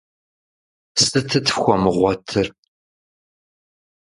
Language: Kabardian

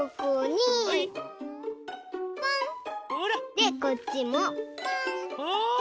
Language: Japanese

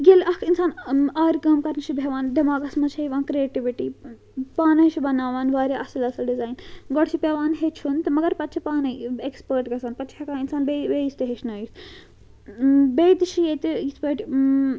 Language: Kashmiri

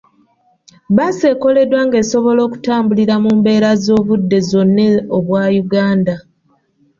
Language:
Ganda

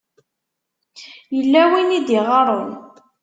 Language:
Kabyle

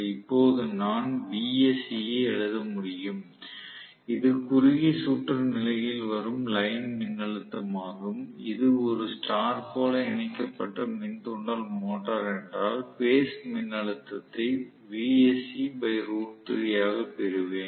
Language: Tamil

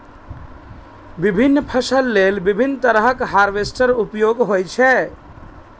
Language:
Maithili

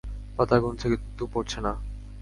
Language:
Bangla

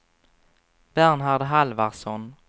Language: Swedish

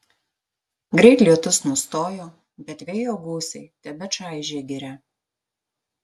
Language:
Lithuanian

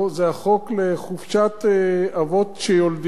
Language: Hebrew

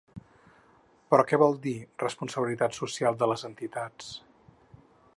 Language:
Catalan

